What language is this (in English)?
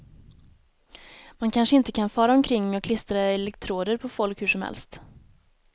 Swedish